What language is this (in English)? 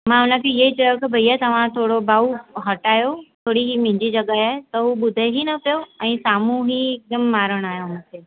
Sindhi